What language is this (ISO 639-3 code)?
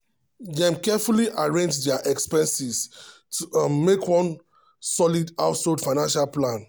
pcm